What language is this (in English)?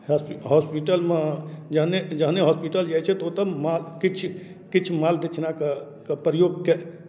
Maithili